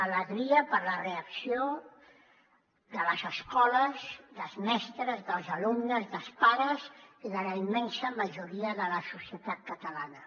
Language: Catalan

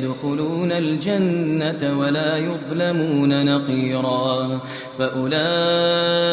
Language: Arabic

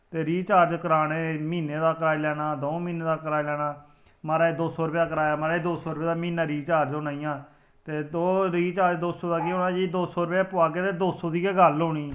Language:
Dogri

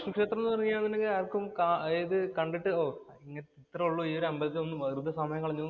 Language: Malayalam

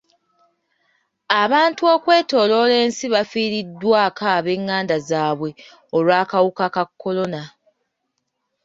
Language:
Ganda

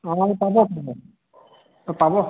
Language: Assamese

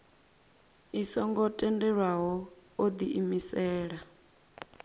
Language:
Venda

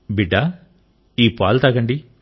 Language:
Telugu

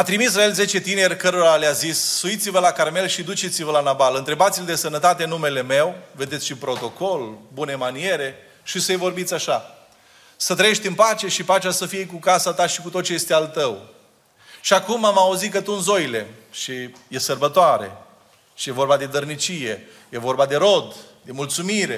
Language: Romanian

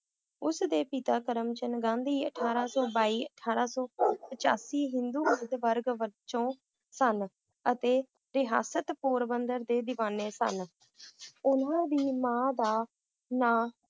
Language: Punjabi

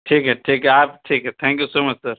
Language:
Urdu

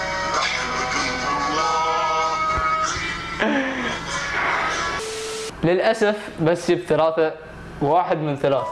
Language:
Arabic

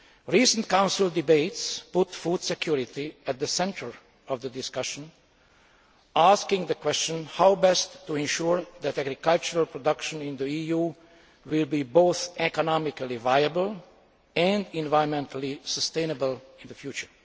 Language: English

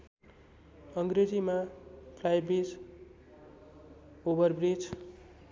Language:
Nepali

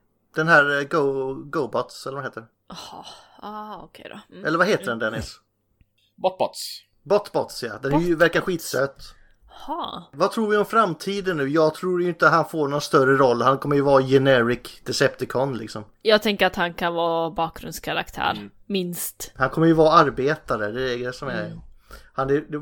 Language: Swedish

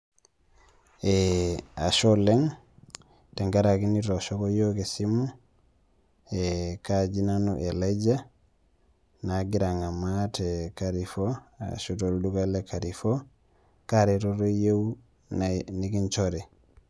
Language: Masai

